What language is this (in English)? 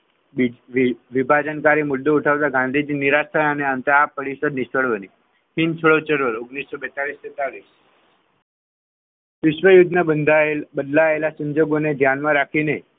Gujarati